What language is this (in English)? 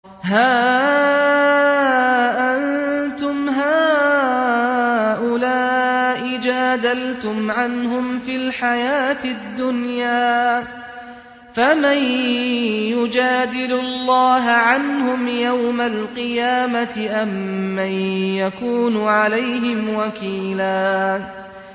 Arabic